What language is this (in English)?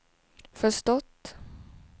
Swedish